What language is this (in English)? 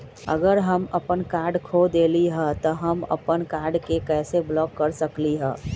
Magahi